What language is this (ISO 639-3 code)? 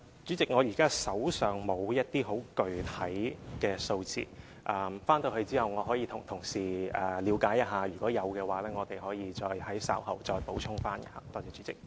yue